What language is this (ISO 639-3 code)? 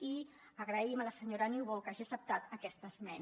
cat